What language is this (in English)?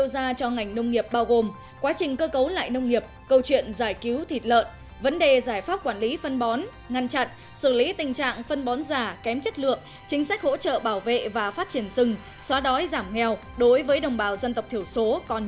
Vietnamese